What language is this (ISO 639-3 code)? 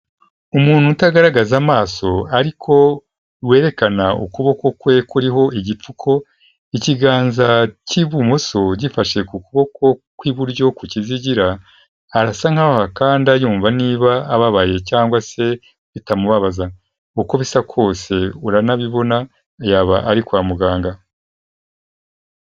kin